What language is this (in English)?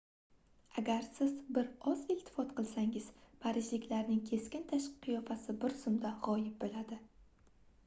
Uzbek